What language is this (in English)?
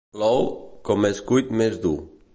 Catalan